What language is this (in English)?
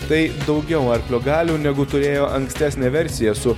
Lithuanian